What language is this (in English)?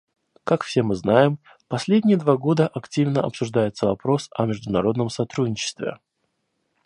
Russian